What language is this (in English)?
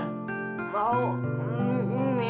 Indonesian